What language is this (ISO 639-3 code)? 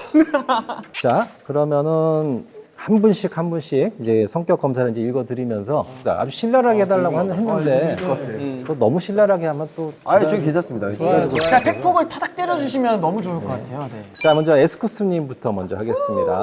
kor